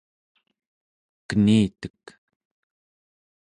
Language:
Central Yupik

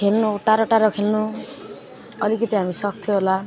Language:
Nepali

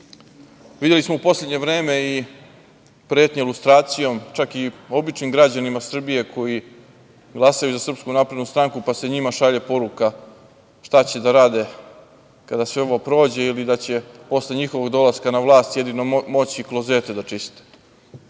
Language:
Serbian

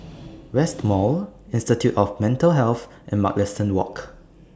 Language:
English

